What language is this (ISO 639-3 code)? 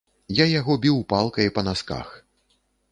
bel